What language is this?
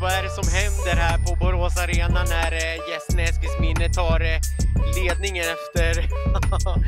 Swedish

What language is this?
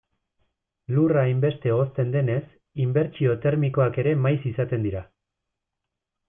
Basque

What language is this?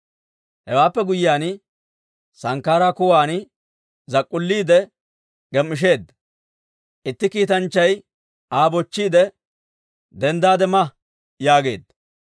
Dawro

